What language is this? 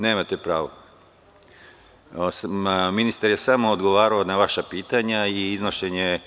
Serbian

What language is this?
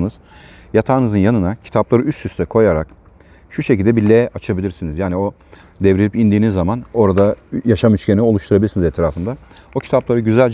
Turkish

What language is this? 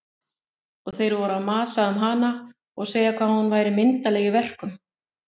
Icelandic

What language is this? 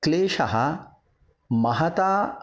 Sanskrit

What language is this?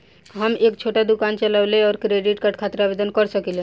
Bhojpuri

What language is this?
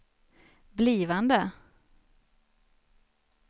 Swedish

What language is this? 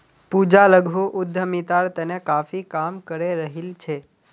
Magahi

